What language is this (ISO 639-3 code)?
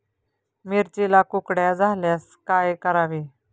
mar